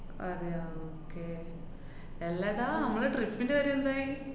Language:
Malayalam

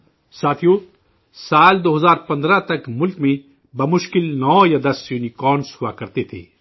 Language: Urdu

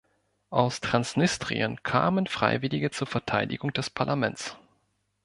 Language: German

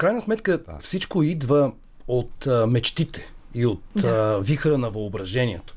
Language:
Bulgarian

